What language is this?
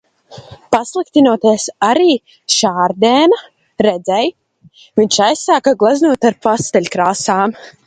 Latvian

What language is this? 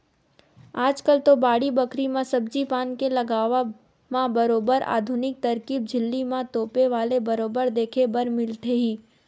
Chhattisgarhi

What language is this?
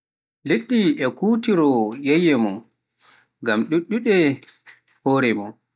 Pular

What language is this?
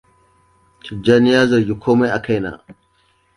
Hausa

